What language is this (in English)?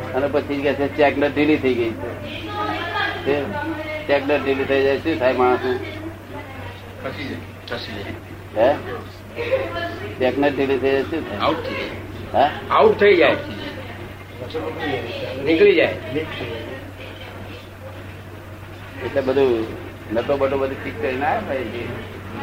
Gujarati